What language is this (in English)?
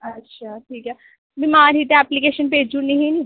Dogri